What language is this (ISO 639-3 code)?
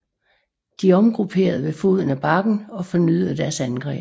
dan